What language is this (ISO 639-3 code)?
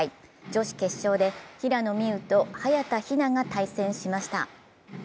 jpn